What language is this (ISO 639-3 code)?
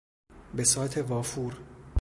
fas